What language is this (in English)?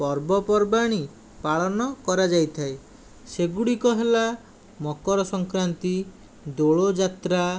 Odia